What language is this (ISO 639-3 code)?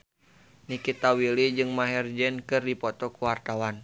sun